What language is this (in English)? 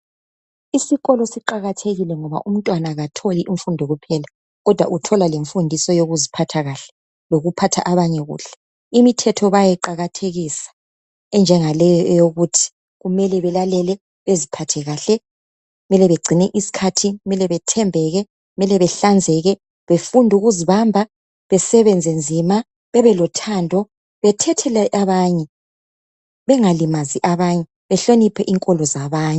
North Ndebele